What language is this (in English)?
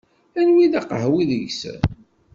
Kabyle